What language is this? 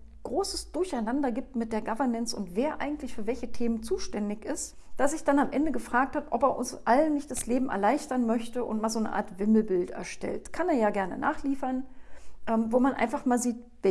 German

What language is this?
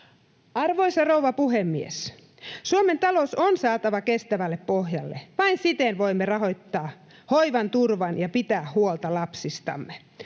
Finnish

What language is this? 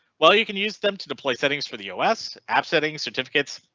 English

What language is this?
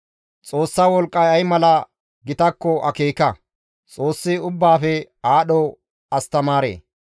Gamo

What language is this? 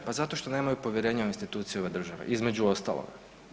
Croatian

